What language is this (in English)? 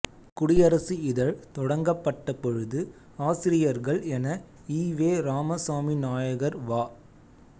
Tamil